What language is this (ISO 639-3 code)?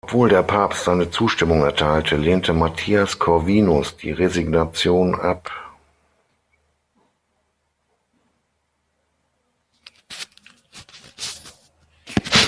deu